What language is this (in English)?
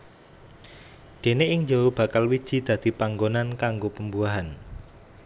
Javanese